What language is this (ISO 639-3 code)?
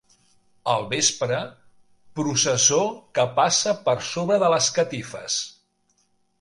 cat